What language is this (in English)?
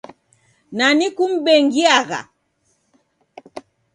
Taita